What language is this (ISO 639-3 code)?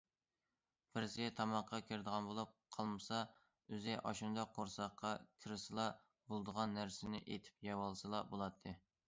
uig